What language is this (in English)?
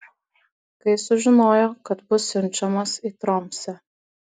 Lithuanian